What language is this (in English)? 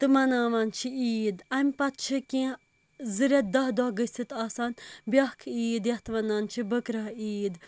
Kashmiri